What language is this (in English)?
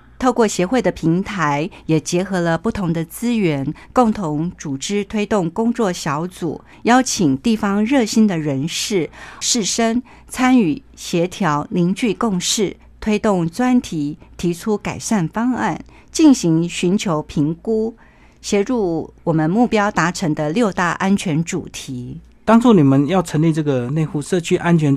Chinese